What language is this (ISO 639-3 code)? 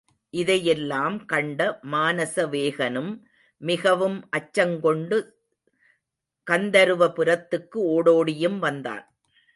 tam